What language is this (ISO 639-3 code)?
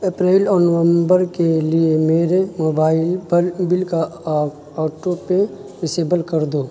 urd